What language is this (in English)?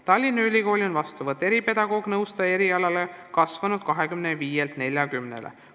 Estonian